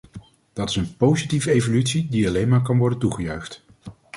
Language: Dutch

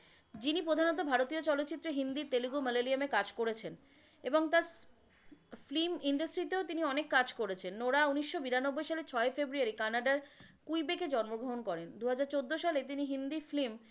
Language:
Bangla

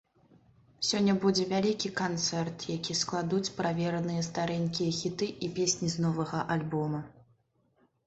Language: Belarusian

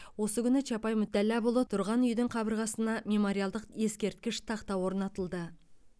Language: Kazakh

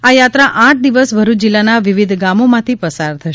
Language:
Gujarati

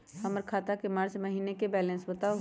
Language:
Magahi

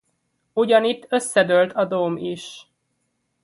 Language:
Hungarian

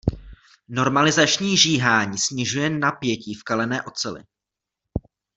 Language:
Czech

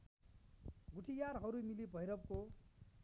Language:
Nepali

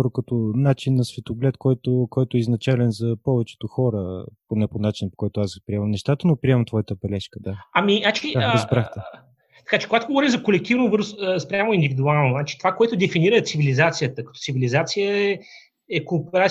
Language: Bulgarian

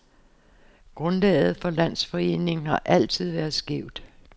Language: Danish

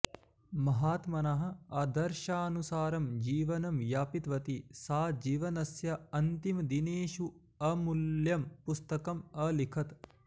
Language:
Sanskrit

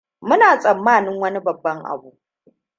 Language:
Hausa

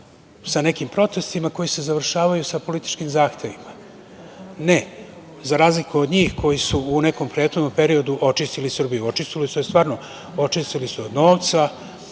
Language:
Serbian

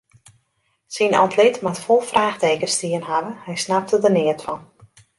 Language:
Western Frisian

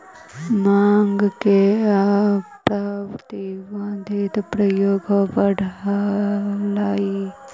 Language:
Magahi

